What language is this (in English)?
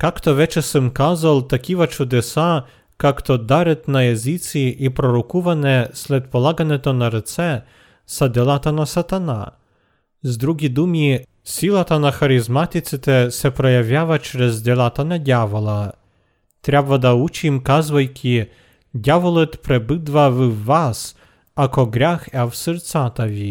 Bulgarian